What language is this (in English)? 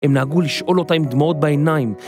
Hebrew